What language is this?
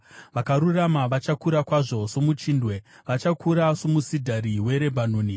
Shona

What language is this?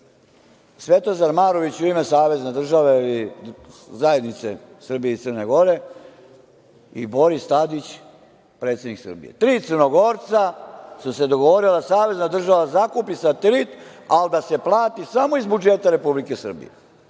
Serbian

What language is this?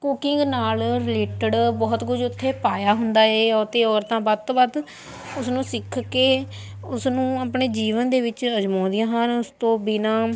Punjabi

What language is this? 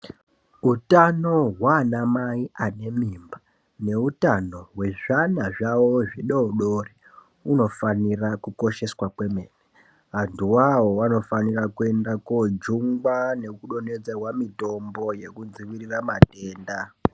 Ndau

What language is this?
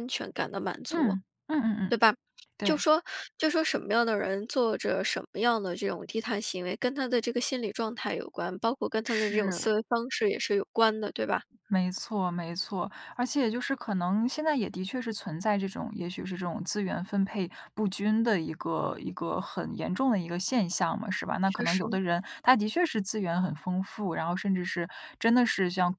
Chinese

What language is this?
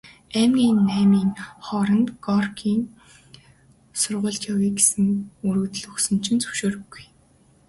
Mongolian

